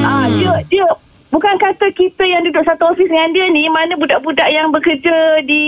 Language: Malay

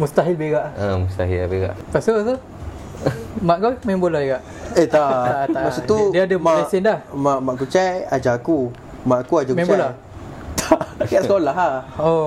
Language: Malay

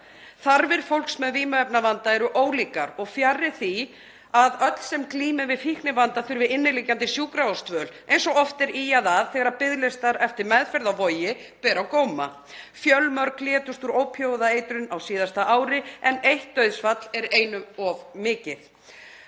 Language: Icelandic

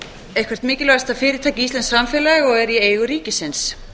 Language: Icelandic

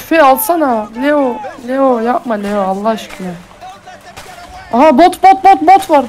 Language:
Turkish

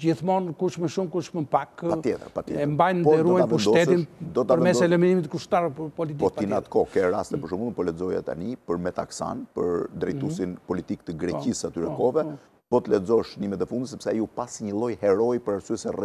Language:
Romanian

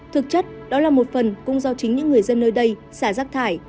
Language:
Vietnamese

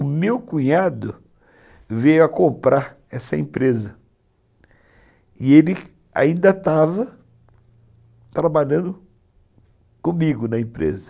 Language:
Portuguese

